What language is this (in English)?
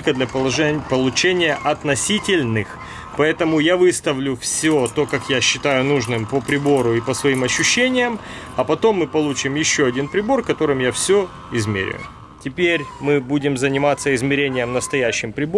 Russian